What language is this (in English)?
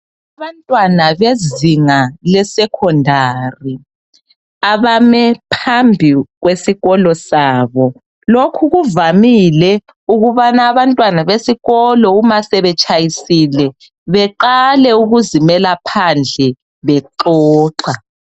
North Ndebele